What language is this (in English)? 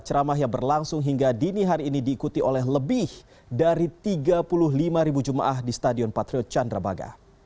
Indonesian